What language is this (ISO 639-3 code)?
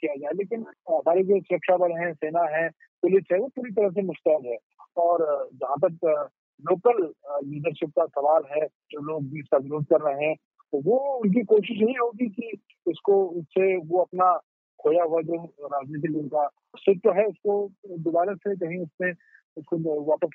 hin